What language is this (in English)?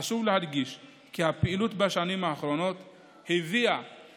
Hebrew